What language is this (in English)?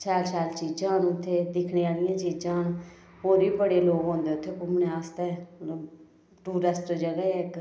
Dogri